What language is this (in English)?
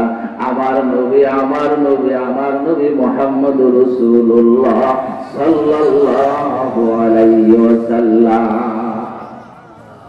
Arabic